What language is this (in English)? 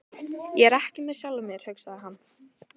Icelandic